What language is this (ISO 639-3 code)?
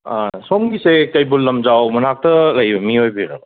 mni